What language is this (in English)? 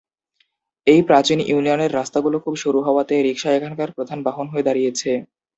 Bangla